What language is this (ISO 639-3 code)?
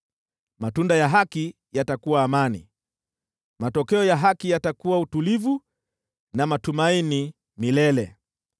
swa